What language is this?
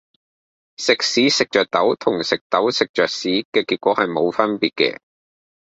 Cantonese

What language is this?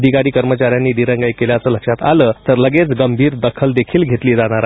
Marathi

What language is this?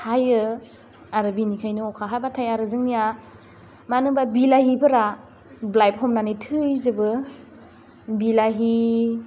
Bodo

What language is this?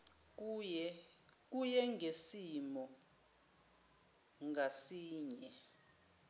Zulu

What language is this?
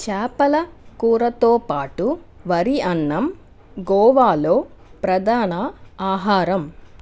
Telugu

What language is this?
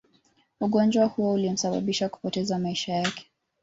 Swahili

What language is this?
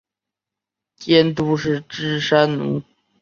Chinese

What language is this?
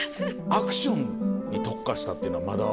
Japanese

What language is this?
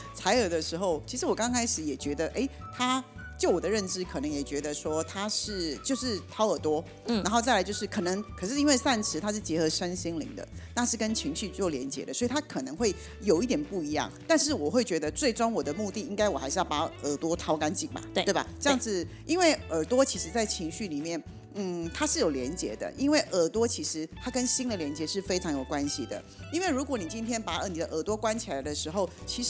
Chinese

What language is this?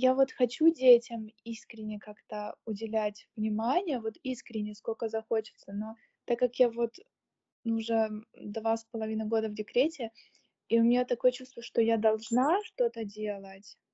Russian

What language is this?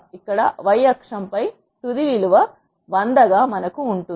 Telugu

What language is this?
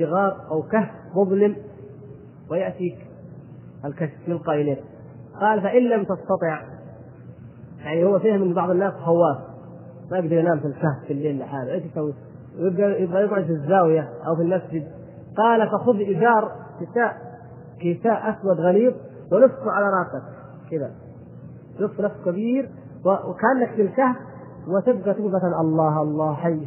Arabic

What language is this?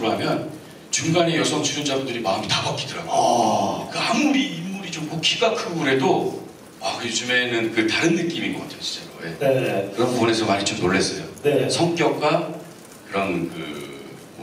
Korean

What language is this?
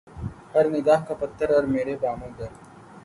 Urdu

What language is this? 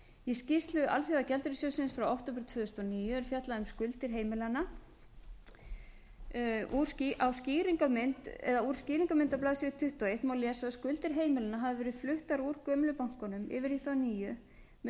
Icelandic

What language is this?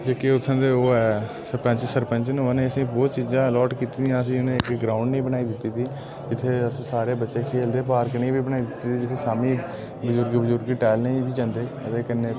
Dogri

